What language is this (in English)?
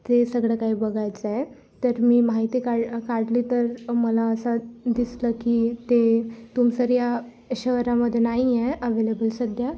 Marathi